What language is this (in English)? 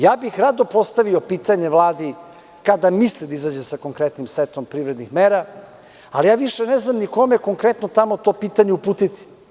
Serbian